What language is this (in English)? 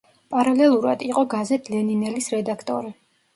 Georgian